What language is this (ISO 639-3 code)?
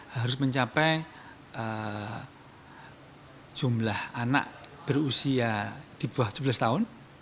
ind